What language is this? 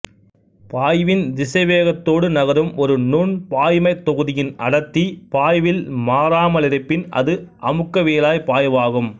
Tamil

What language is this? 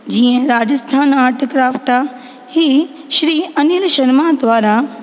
Sindhi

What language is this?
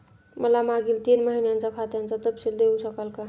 Marathi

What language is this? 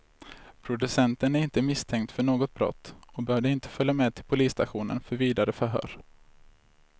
Swedish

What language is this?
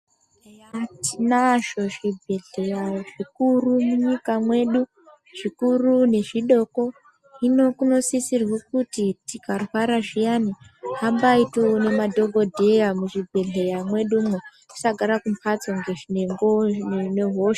Ndau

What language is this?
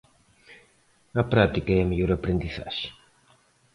Galician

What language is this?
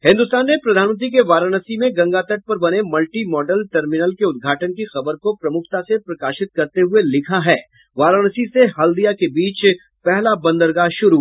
Hindi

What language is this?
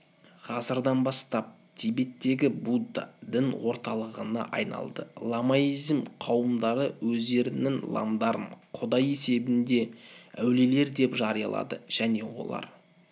Kazakh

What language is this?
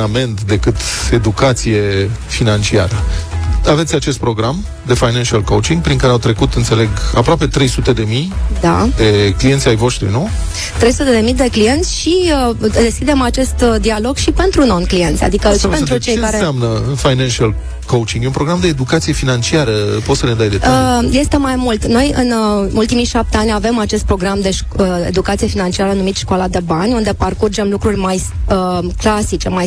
Romanian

